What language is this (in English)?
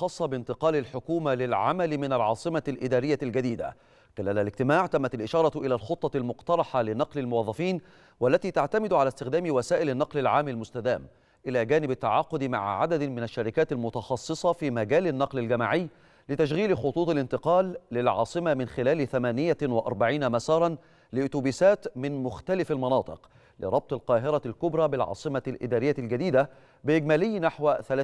Arabic